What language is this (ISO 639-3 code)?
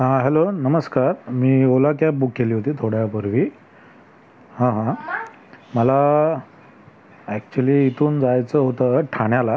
mar